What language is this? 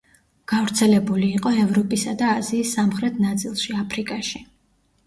Georgian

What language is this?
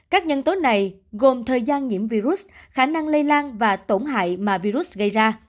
Vietnamese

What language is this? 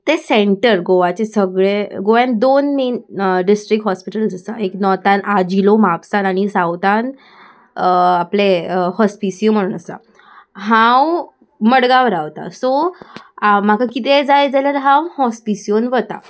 Konkani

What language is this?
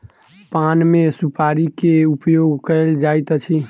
Maithili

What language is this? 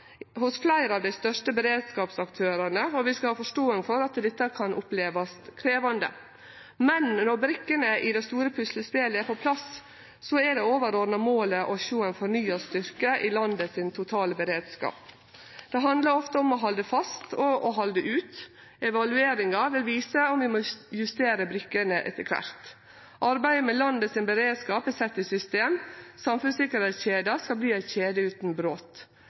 Norwegian Nynorsk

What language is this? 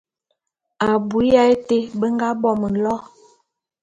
Bulu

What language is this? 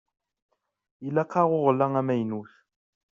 Kabyle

